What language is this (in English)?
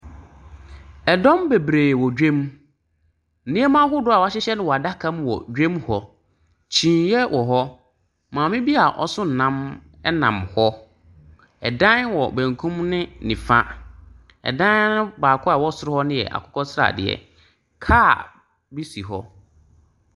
Akan